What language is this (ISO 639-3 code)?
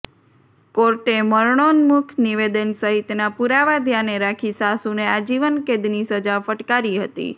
guj